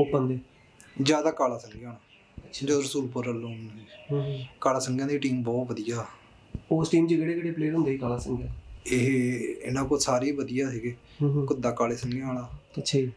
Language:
Punjabi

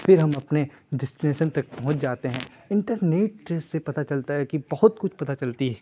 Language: Urdu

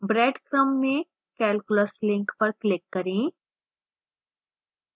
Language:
Hindi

